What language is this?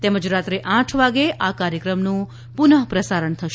Gujarati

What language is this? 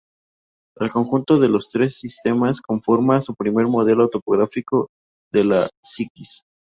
Spanish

